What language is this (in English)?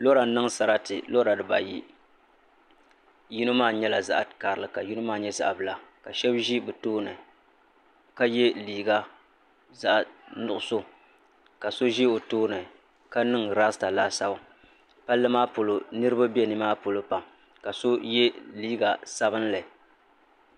Dagbani